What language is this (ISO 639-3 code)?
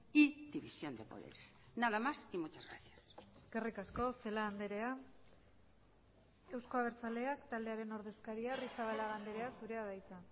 eus